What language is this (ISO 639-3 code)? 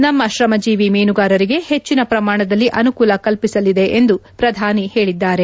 kan